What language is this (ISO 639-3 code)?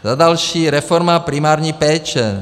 ces